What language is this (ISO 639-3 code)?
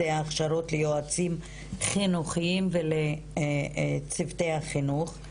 heb